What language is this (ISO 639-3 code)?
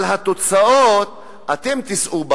heb